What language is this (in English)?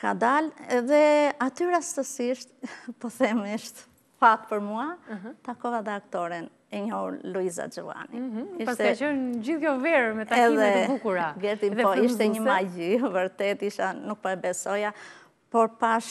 Romanian